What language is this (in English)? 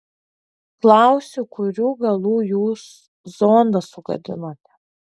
Lithuanian